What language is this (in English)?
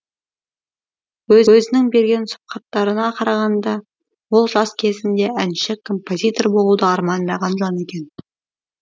Kazakh